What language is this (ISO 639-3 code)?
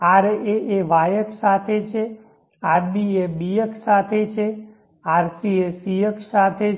guj